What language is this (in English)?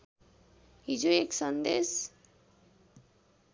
Nepali